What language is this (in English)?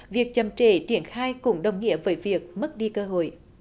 Vietnamese